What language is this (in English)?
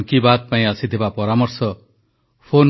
Odia